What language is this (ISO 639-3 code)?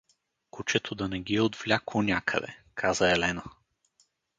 bul